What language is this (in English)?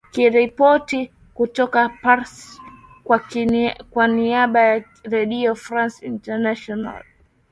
Swahili